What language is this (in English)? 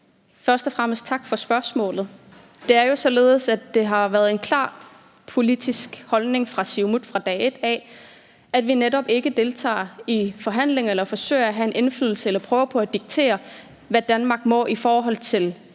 Danish